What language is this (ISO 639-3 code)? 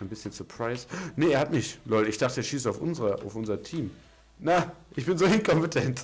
deu